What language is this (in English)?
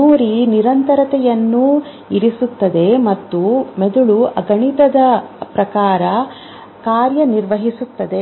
Kannada